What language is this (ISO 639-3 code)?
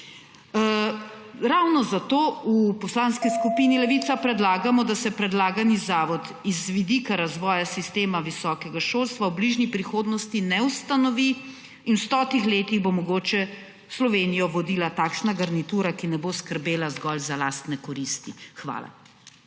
slv